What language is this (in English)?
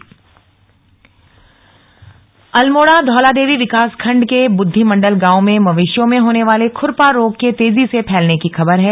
Hindi